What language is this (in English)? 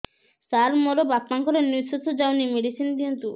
Odia